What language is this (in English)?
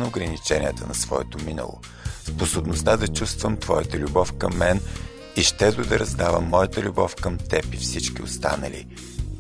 Bulgarian